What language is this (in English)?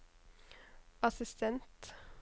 Norwegian